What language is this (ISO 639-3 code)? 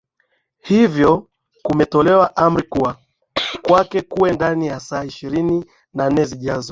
swa